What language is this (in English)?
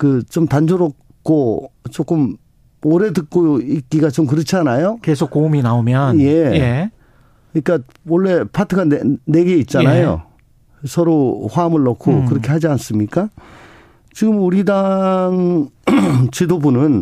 Korean